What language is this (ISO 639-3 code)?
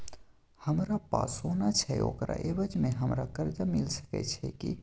mai